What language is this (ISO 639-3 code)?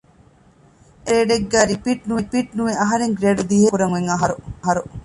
div